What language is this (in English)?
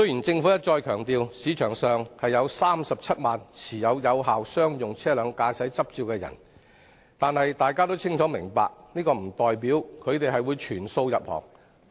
Cantonese